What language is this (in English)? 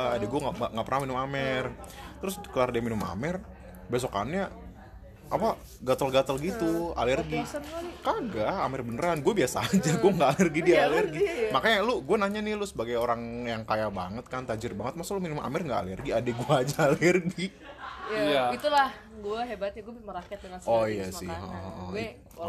Indonesian